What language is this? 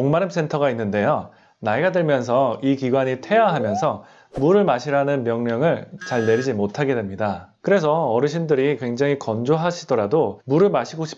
Korean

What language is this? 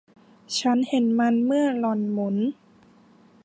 Thai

